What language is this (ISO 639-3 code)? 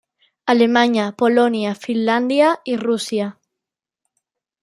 cat